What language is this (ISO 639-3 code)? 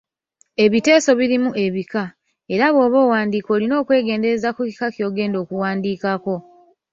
lug